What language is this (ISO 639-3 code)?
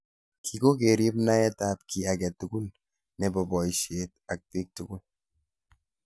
kln